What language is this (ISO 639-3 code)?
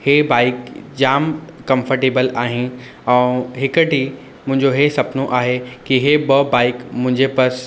snd